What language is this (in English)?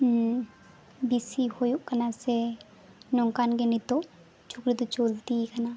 Santali